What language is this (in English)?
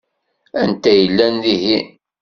Kabyle